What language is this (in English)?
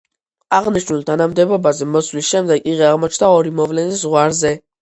Georgian